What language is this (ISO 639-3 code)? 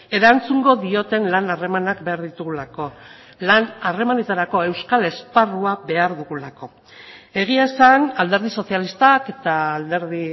eus